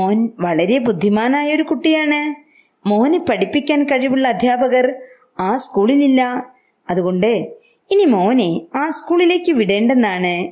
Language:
Malayalam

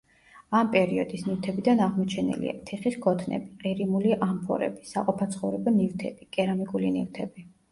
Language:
Georgian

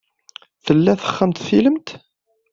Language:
Kabyle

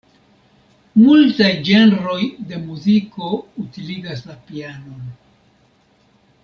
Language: Esperanto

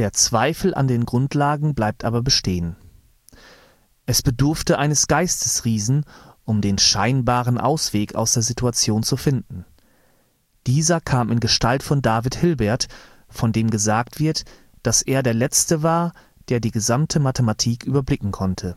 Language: German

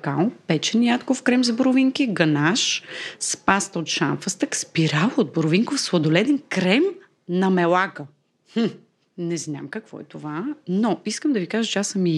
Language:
Bulgarian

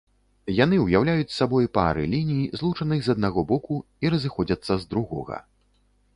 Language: Belarusian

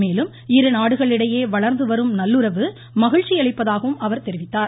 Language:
Tamil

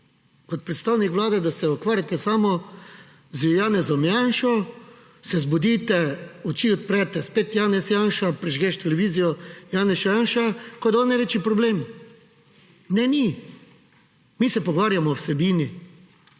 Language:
Slovenian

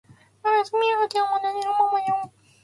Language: Japanese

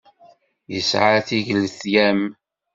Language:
Kabyle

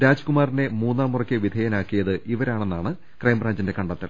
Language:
Malayalam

